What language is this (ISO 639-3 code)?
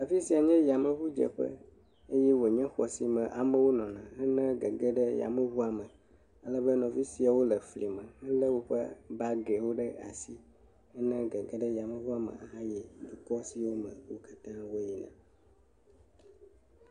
ewe